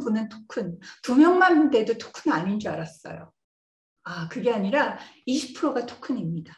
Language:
Korean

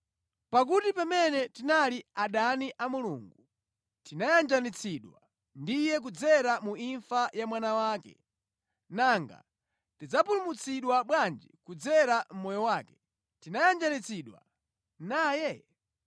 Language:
Nyanja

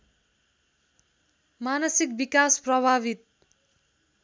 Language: Nepali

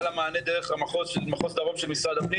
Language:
Hebrew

